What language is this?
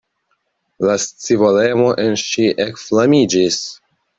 Esperanto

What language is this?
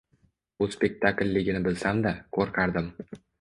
Uzbek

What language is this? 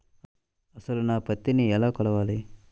Telugu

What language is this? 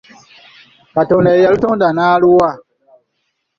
Ganda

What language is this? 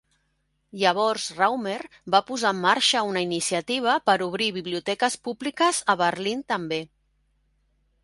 Catalan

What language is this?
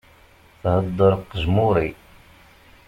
Kabyle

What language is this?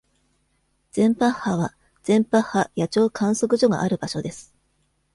Japanese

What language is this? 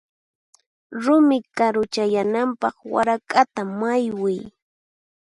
Puno Quechua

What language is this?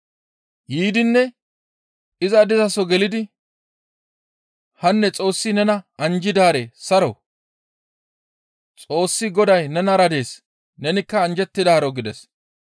Gamo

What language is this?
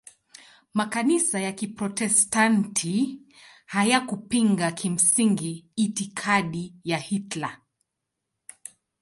Swahili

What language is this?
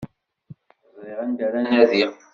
Kabyle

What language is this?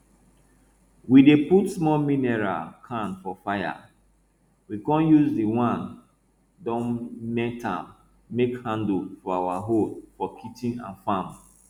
Nigerian Pidgin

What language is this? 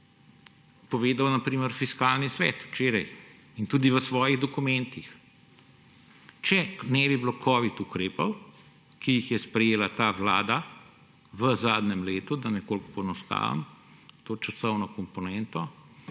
Slovenian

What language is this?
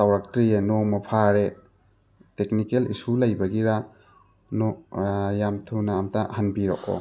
Manipuri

